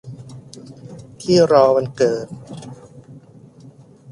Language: Thai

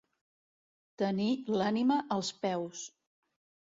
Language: Catalan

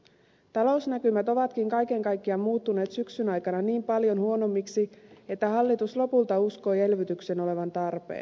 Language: Finnish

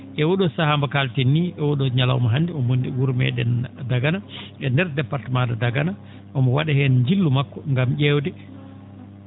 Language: Fula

